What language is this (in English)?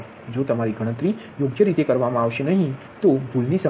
Gujarati